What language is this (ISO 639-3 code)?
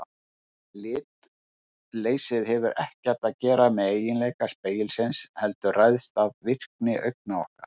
isl